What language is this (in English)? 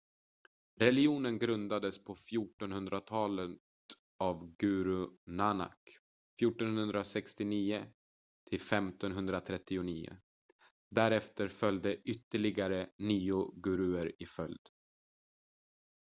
Swedish